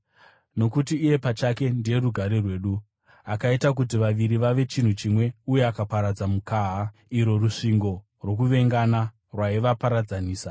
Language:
Shona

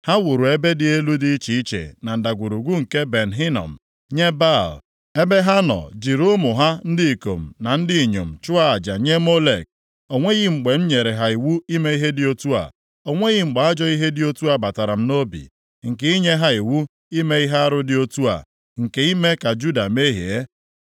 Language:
Igbo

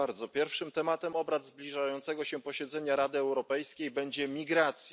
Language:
Polish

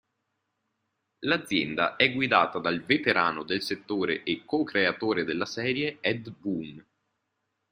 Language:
Italian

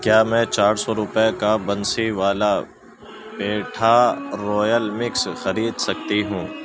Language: Urdu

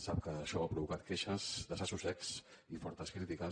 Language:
Catalan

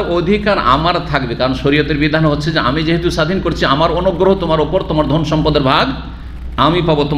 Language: Indonesian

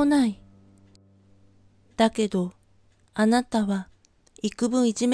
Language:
Japanese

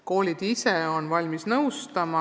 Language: Estonian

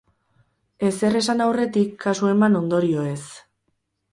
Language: Basque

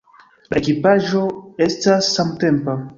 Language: Esperanto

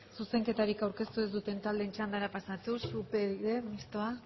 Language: Basque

